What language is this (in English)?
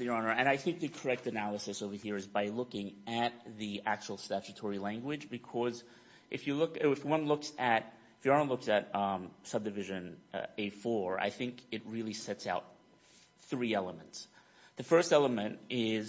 English